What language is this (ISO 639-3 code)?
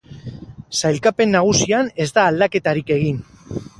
eus